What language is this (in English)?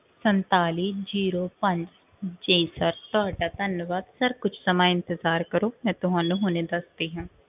Punjabi